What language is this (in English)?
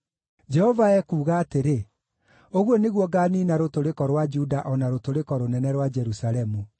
Kikuyu